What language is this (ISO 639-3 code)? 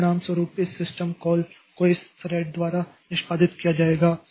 hin